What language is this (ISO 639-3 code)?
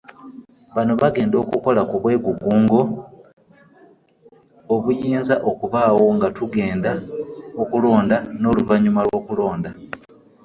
lug